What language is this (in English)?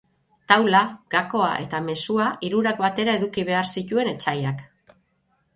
Basque